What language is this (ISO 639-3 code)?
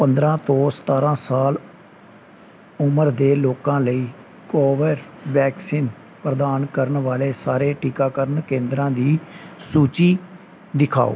pan